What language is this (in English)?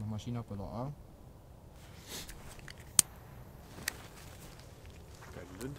German